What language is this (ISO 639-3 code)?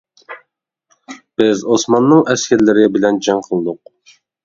uig